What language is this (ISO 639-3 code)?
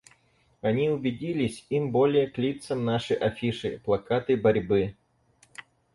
rus